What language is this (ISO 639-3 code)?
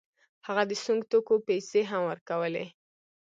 pus